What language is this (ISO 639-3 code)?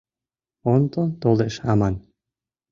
chm